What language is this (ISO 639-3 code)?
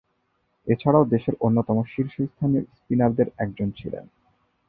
ben